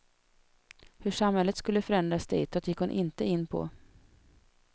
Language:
Swedish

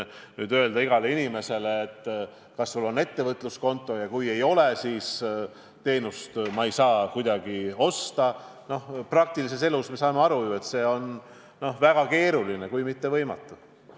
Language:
Estonian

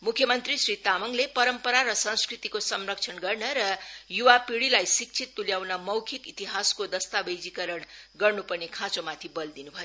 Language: Nepali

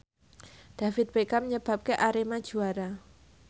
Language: Javanese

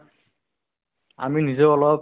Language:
Assamese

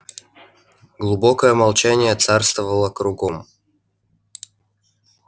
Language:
Russian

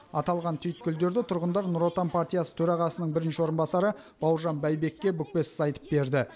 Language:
Kazakh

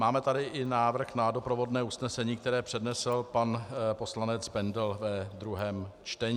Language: Czech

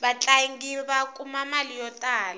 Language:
Tsonga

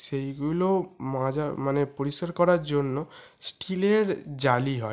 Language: Bangla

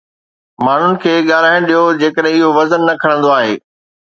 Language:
Sindhi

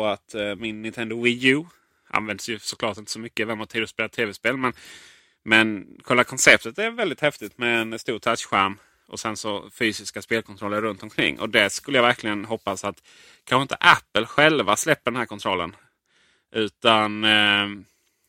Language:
Swedish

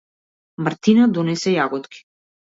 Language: Macedonian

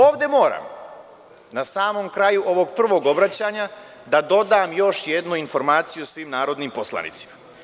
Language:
Serbian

